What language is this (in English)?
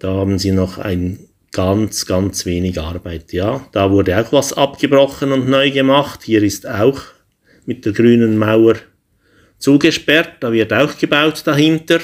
German